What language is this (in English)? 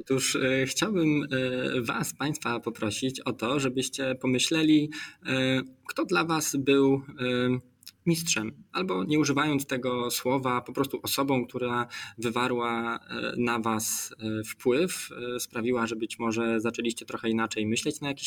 Polish